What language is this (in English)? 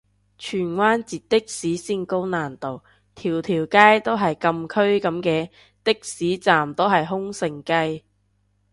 Cantonese